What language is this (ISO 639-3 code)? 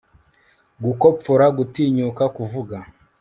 kin